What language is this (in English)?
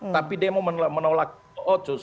Indonesian